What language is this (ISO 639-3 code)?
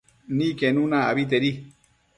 mcf